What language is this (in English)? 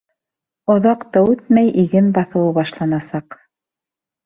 Bashkir